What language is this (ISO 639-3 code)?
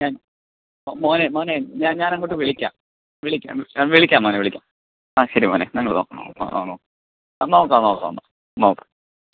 mal